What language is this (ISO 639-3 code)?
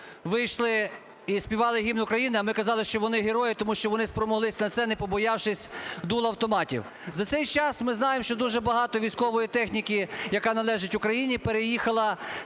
ukr